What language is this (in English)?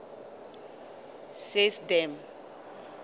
Southern Sotho